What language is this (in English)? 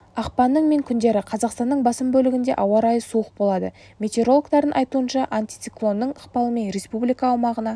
Kazakh